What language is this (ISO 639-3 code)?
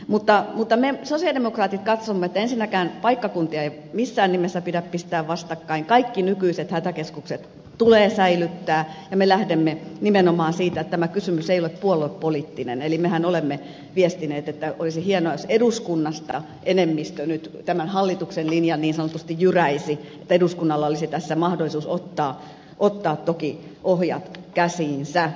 fin